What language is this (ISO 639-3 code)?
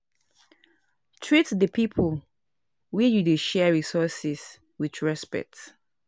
pcm